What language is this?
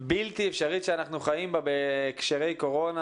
Hebrew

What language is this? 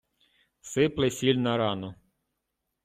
Ukrainian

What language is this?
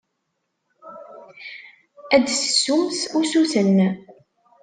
Kabyle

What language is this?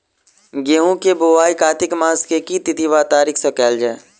Maithili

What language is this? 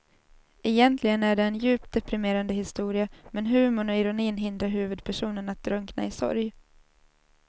Swedish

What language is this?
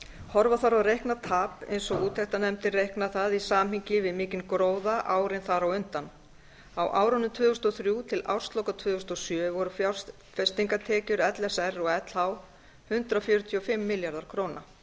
Icelandic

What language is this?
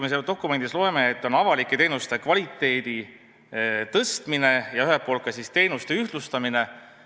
Estonian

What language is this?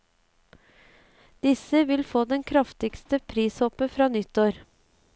Norwegian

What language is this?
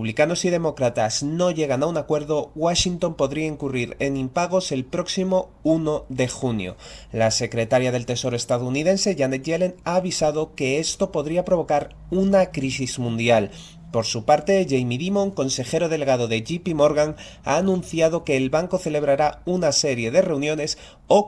Spanish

